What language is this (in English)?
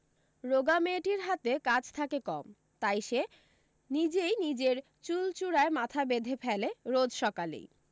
Bangla